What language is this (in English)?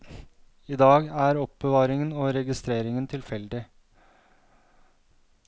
Norwegian